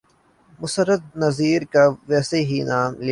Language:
Urdu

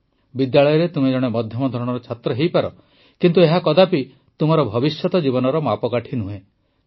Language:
Odia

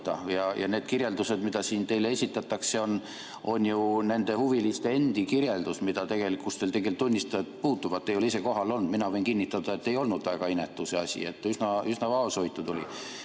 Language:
Estonian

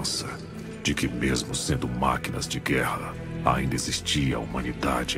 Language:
Portuguese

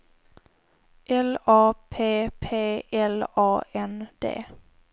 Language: Swedish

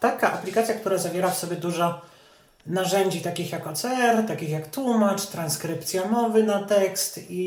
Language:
Polish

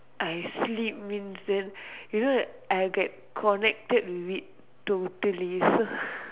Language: English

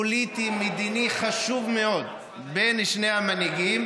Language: Hebrew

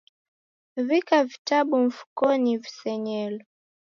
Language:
Taita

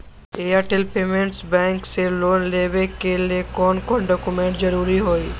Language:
Magahi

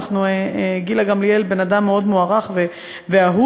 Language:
Hebrew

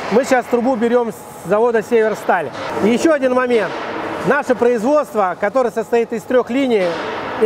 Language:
Russian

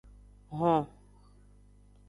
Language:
Aja (Benin)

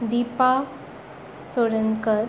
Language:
Konkani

